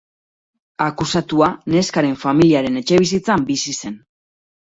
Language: Basque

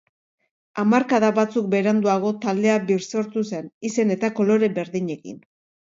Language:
Basque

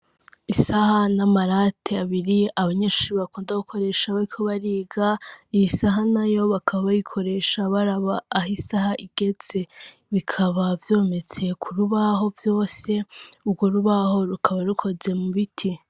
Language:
Rundi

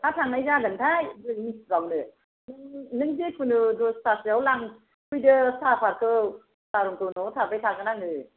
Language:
Bodo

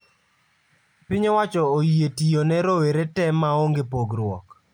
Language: Luo (Kenya and Tanzania)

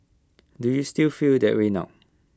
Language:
English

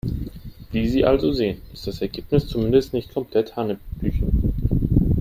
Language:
German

